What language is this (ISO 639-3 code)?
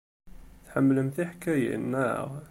kab